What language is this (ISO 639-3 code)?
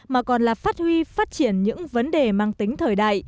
vie